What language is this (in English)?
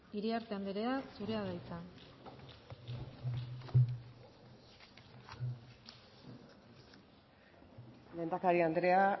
Basque